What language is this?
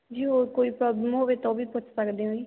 Punjabi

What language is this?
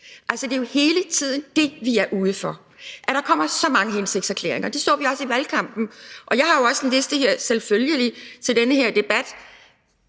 Danish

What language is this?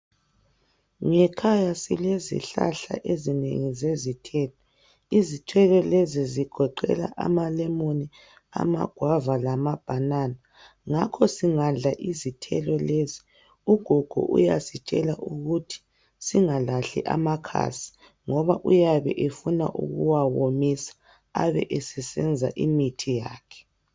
North Ndebele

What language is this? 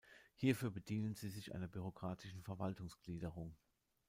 German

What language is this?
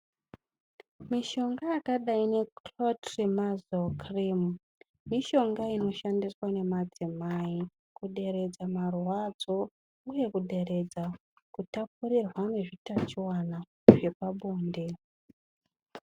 Ndau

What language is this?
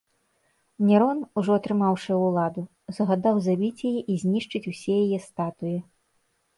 Belarusian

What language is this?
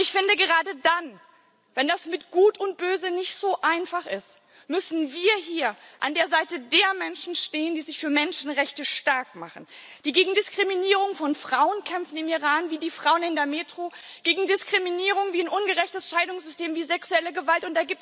German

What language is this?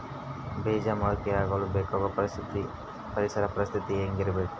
Kannada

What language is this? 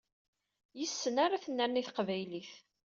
Kabyle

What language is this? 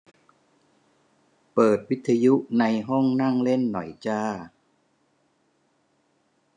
Thai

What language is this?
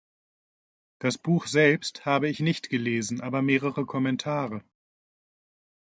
German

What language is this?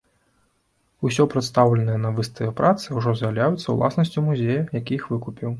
Belarusian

